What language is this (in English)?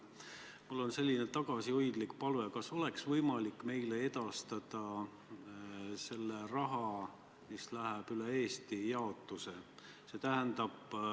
Estonian